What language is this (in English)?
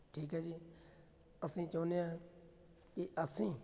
Punjabi